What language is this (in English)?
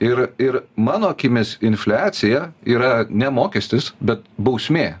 Lithuanian